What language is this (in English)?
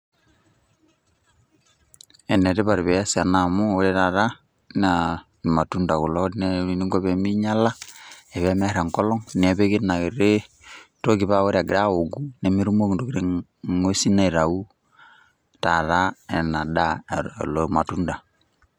Masai